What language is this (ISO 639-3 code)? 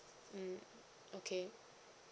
eng